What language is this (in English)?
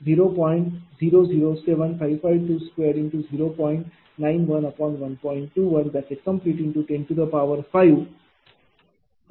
Marathi